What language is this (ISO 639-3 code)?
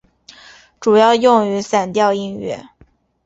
zho